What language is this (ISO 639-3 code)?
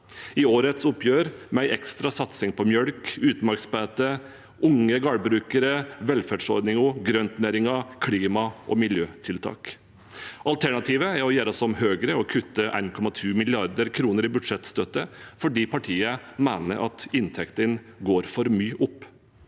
nor